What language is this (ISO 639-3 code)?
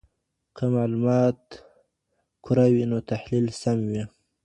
pus